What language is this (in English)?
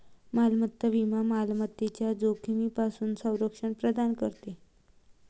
Marathi